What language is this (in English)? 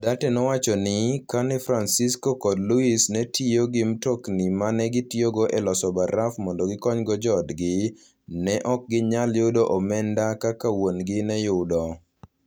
Luo (Kenya and Tanzania)